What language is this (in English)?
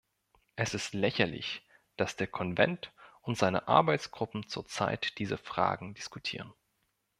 German